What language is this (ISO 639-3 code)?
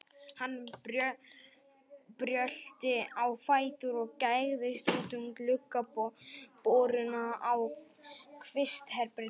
isl